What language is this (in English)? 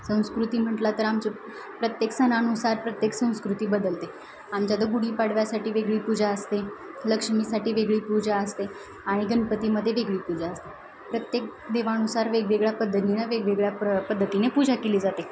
Marathi